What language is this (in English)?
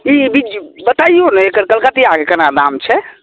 Maithili